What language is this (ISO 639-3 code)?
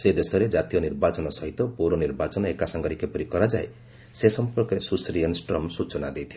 ori